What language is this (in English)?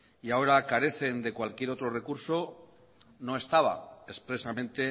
Spanish